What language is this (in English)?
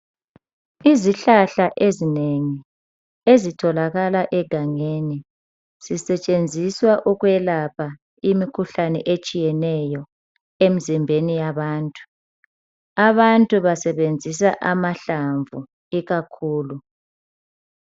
North Ndebele